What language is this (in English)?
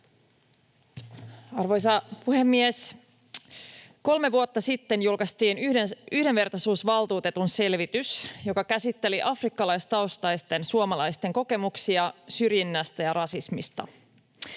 Finnish